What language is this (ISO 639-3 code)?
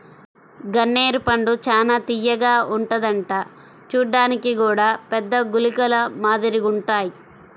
tel